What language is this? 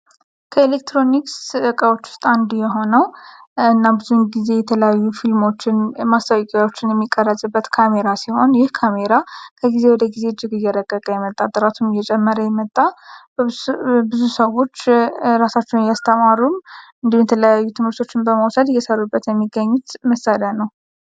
Amharic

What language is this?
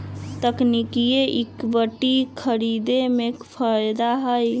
Magahi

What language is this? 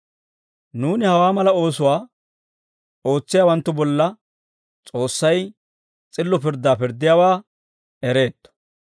Dawro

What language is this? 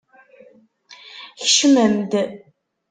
Kabyle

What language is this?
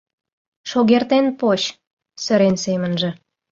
Mari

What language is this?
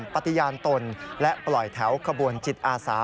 Thai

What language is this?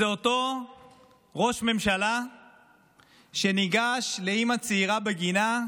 Hebrew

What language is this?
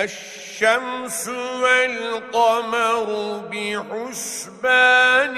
Arabic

